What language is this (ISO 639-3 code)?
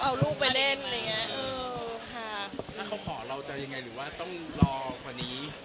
tha